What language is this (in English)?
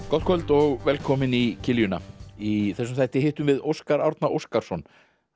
Icelandic